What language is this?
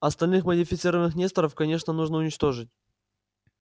Russian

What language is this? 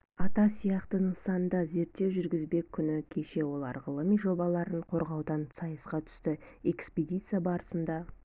Kazakh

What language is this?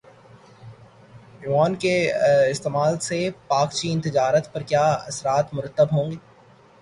Urdu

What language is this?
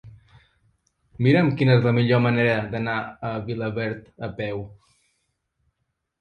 Catalan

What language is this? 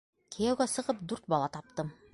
Bashkir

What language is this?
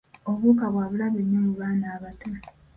Ganda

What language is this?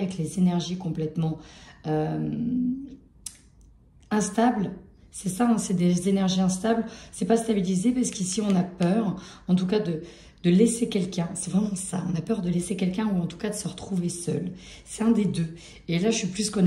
French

